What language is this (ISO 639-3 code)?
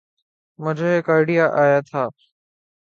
urd